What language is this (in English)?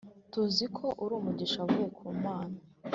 Kinyarwanda